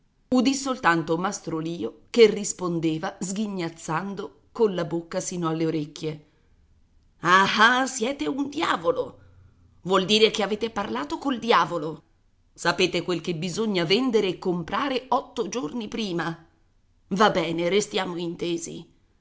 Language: Italian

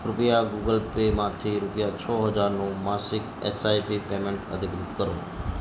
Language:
Gujarati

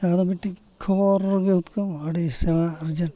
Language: Santali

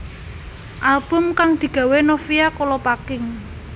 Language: Javanese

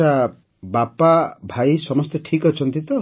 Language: Odia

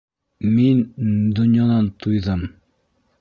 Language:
Bashkir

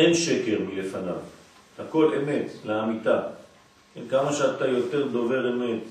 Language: Hebrew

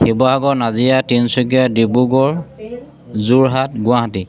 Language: Assamese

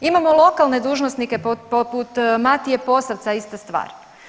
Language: Croatian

